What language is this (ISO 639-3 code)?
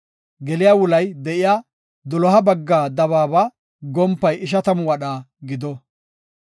gof